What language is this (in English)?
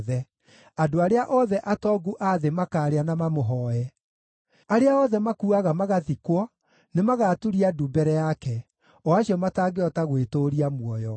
Kikuyu